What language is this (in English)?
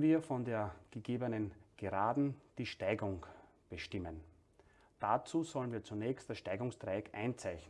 German